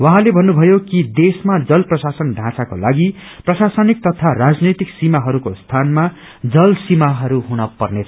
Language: Nepali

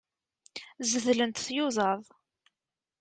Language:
Kabyle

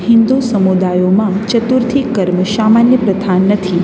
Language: Gujarati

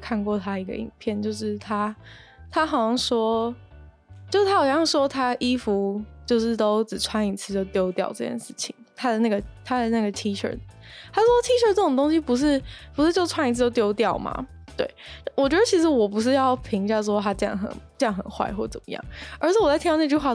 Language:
Chinese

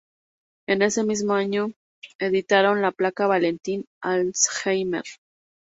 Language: Spanish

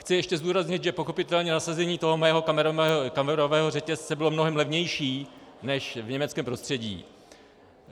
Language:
Czech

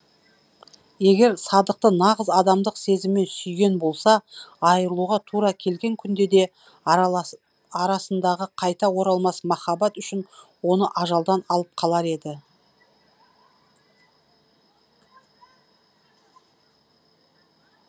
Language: Kazakh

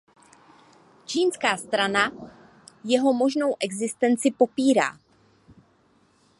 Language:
Czech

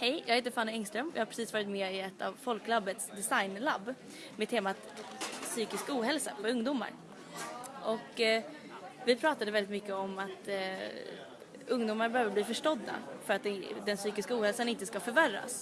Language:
Swedish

